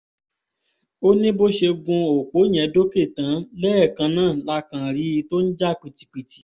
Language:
Yoruba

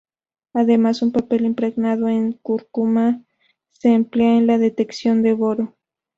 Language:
Spanish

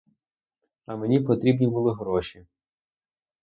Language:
Ukrainian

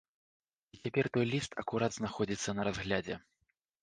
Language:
Belarusian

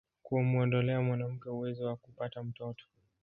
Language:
Swahili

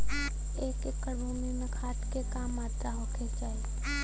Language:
Bhojpuri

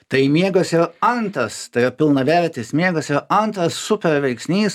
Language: Lithuanian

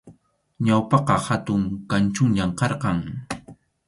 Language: Arequipa-La Unión Quechua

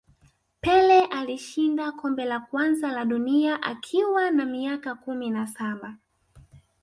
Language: Swahili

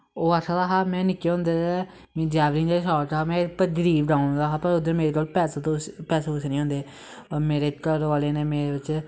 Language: Dogri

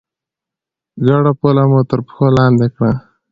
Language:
Pashto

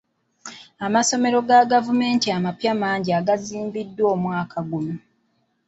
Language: Ganda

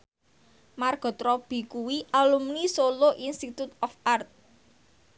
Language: Javanese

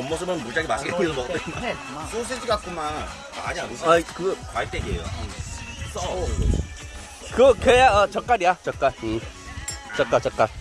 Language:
Korean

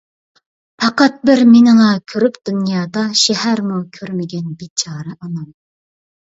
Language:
Uyghur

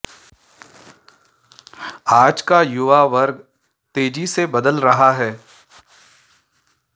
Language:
Sanskrit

